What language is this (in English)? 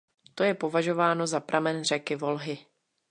Czech